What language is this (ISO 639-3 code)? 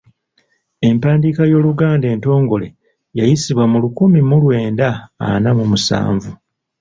lug